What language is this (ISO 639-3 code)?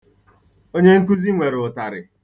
ibo